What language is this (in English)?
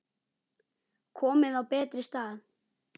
Icelandic